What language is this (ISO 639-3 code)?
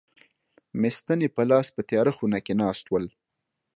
pus